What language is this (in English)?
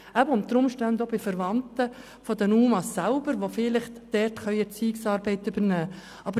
Swiss German